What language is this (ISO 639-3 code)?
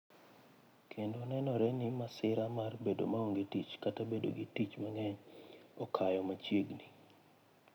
luo